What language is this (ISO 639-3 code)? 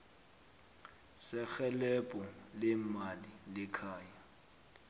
nbl